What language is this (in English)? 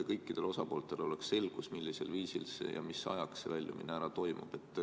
Estonian